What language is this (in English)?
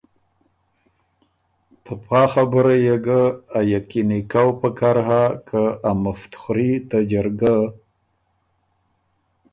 Ormuri